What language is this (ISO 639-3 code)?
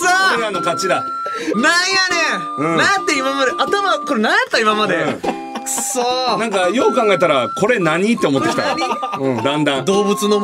jpn